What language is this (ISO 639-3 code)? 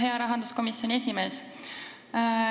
est